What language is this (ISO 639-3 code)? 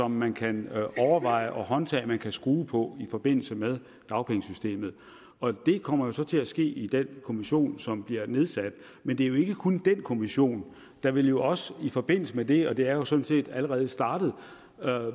dan